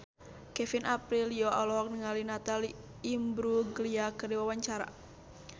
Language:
Sundanese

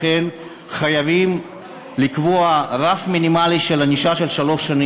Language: Hebrew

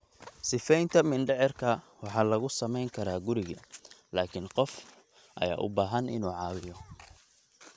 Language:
Somali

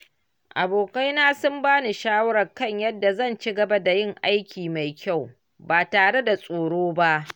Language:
Hausa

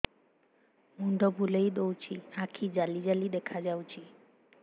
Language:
Odia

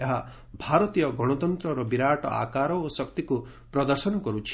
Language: Odia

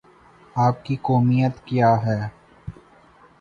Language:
Urdu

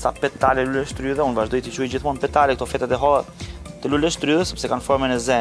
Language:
Romanian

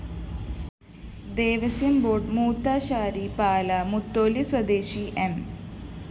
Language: Malayalam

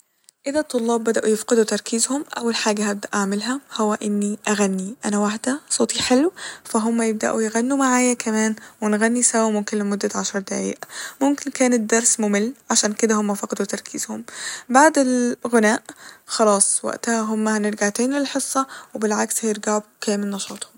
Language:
Egyptian Arabic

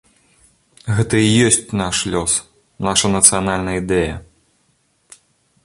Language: Belarusian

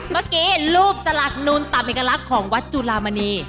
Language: Thai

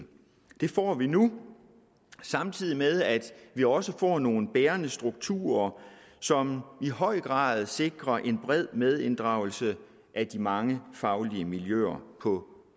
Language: Danish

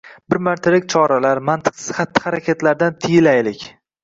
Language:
Uzbek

